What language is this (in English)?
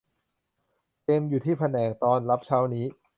Thai